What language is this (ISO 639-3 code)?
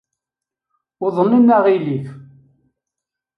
kab